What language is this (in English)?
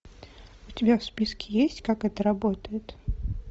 Russian